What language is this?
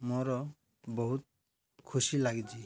Odia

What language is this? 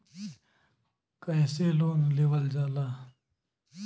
Bhojpuri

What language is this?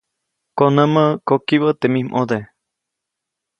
Copainalá Zoque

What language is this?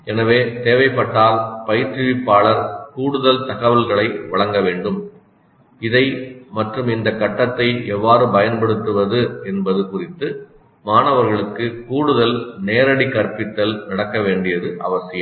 Tamil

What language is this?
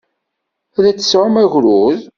Kabyle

